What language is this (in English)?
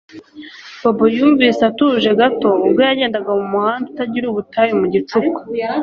Kinyarwanda